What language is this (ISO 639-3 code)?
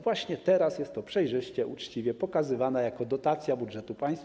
pol